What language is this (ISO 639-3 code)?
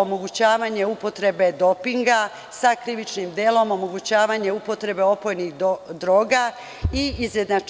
srp